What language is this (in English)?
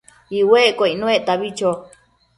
Matsés